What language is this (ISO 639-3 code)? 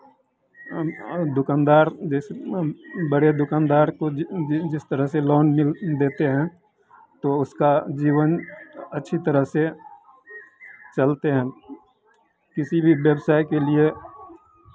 hin